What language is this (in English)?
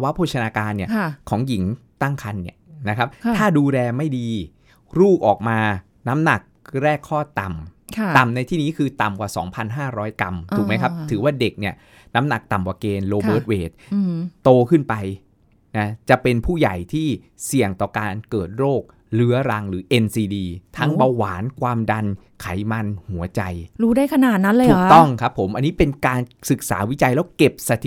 Thai